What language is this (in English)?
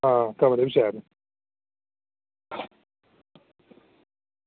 Dogri